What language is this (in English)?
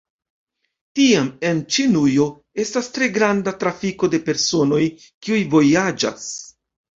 Esperanto